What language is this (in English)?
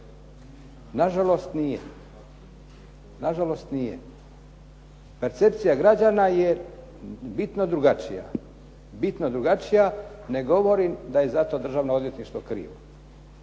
Croatian